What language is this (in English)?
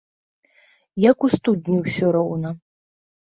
Belarusian